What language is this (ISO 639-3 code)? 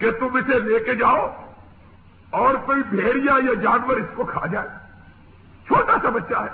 urd